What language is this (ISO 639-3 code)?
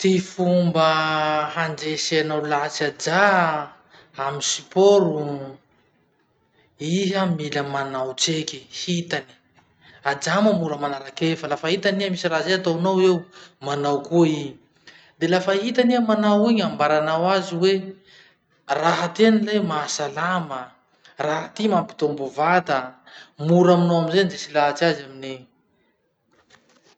msh